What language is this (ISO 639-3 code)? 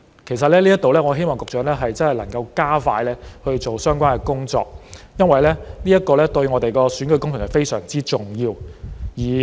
yue